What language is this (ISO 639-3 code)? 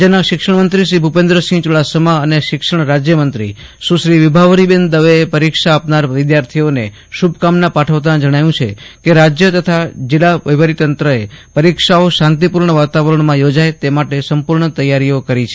guj